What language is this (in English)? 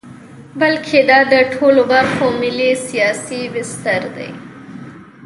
Pashto